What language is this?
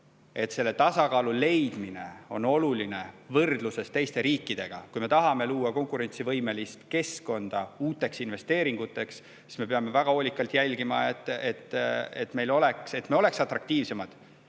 Estonian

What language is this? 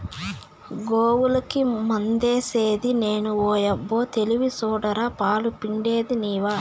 Telugu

